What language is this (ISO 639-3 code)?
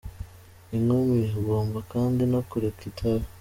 kin